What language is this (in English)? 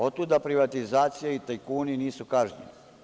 Serbian